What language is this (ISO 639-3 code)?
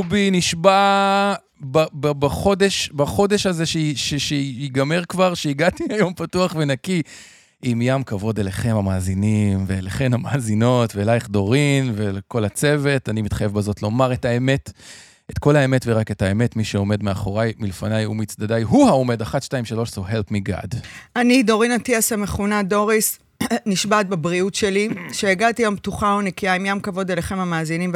heb